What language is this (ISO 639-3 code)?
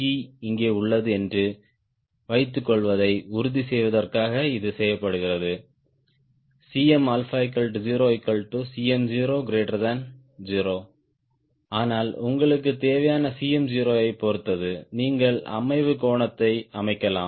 tam